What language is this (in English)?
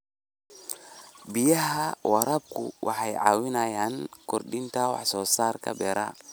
Somali